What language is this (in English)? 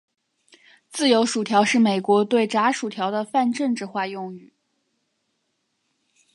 Chinese